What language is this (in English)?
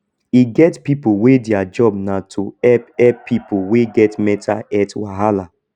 Nigerian Pidgin